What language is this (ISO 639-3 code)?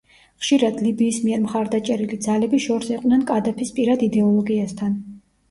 kat